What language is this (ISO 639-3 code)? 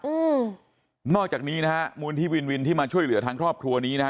tha